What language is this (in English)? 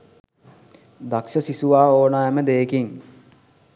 Sinhala